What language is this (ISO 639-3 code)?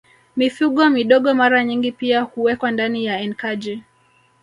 swa